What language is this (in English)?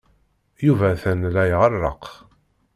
Kabyle